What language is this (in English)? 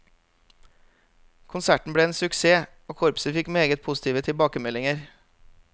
Norwegian